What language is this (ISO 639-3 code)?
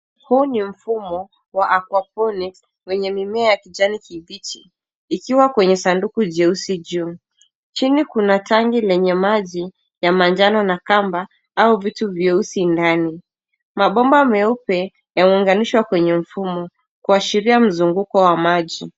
swa